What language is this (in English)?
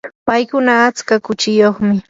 Yanahuanca Pasco Quechua